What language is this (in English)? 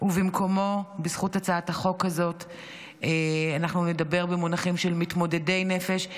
Hebrew